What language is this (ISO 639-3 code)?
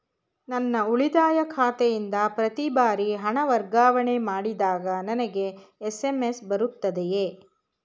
kan